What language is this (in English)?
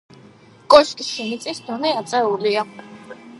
Georgian